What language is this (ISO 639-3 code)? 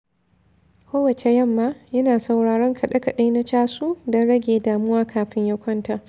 hau